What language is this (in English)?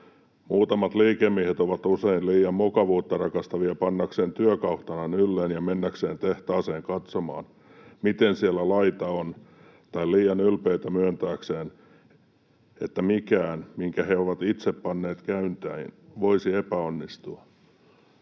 Finnish